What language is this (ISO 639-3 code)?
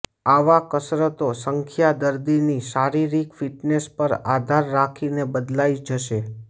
guj